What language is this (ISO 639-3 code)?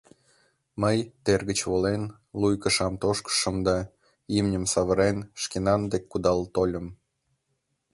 chm